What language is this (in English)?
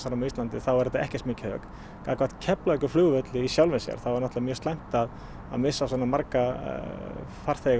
Icelandic